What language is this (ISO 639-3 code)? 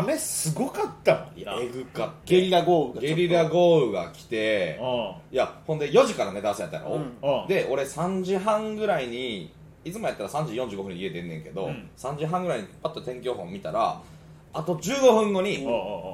jpn